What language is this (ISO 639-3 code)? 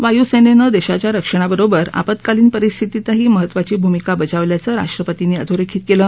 mar